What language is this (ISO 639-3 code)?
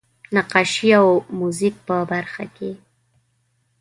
pus